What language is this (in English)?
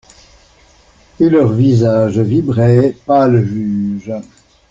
French